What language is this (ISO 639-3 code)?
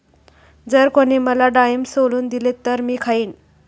mar